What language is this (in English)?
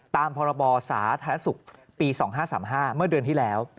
Thai